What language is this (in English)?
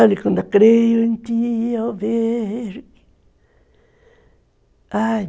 Portuguese